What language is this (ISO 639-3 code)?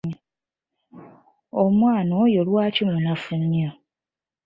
lug